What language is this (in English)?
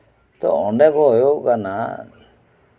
Santali